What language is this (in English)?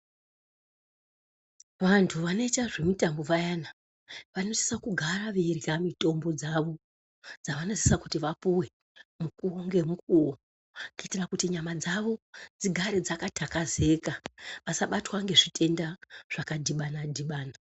Ndau